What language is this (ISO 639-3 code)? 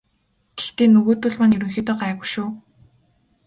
mon